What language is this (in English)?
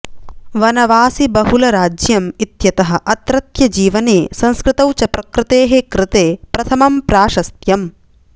Sanskrit